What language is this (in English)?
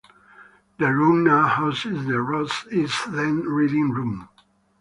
English